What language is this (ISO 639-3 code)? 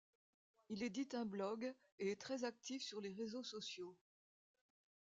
fra